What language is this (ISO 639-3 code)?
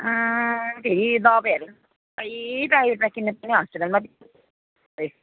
nep